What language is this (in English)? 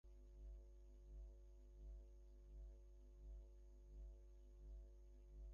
Bangla